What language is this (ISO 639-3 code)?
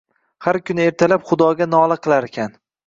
uzb